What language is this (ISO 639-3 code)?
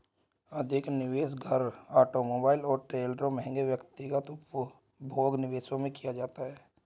hin